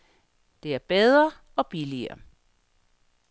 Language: Danish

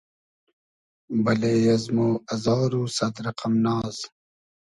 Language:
Hazaragi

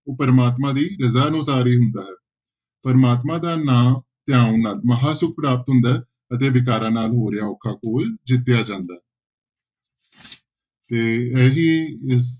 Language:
Punjabi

